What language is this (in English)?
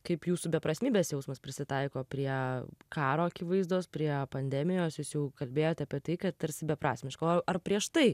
Lithuanian